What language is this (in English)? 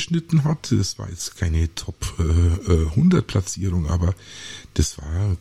German